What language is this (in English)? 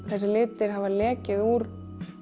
Icelandic